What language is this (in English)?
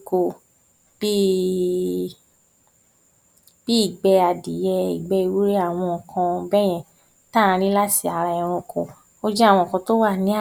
Yoruba